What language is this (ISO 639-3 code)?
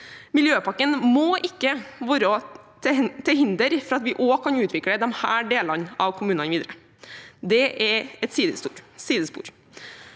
nor